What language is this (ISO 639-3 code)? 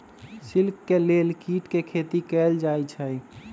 mag